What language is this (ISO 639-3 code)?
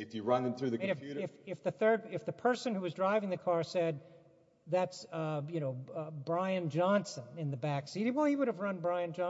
eng